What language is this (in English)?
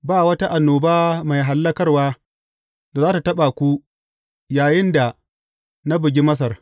Hausa